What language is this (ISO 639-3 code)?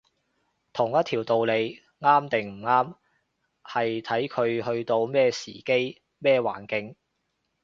yue